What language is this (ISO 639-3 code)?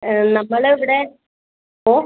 mal